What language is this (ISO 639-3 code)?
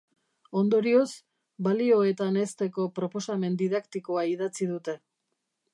eus